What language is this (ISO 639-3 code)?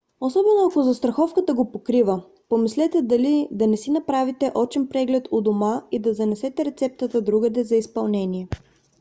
bul